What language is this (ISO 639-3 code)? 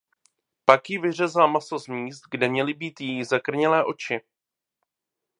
ces